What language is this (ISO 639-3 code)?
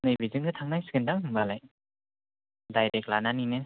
brx